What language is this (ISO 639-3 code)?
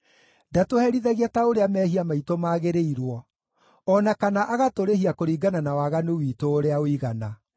kik